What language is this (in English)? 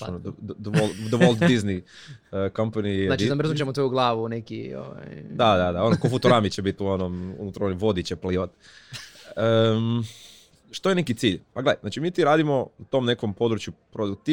Croatian